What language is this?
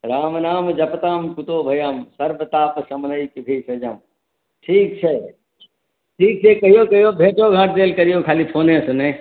Maithili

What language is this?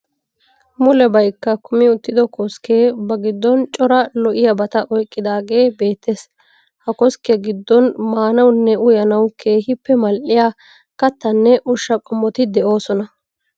Wolaytta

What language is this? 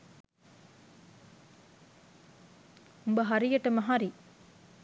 Sinhala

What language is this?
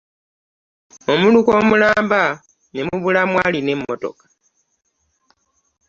Ganda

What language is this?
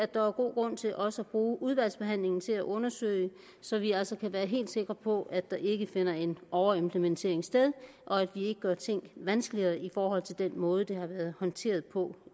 Danish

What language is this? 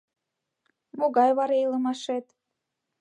Mari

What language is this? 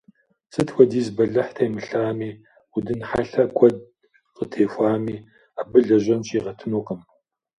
Kabardian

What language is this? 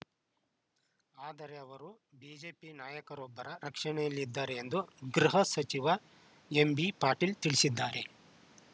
Kannada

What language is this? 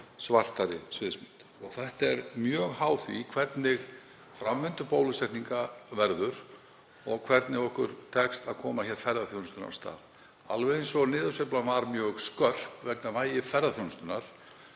Icelandic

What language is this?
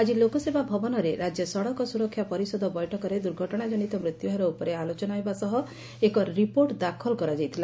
Odia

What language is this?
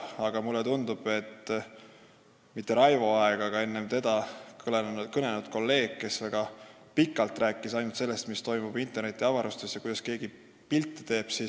Estonian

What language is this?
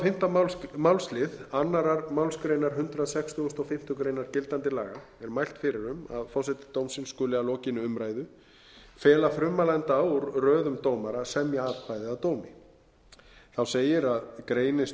Icelandic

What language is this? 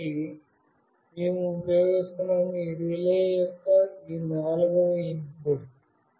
Telugu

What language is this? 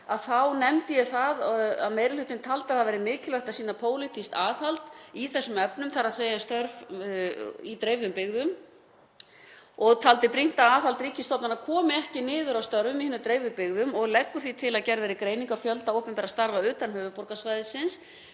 Icelandic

